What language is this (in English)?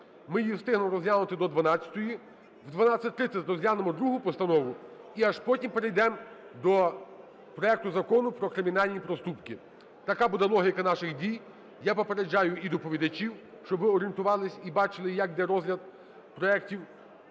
Ukrainian